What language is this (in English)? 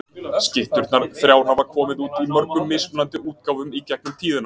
Icelandic